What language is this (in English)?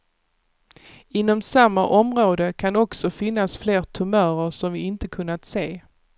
Swedish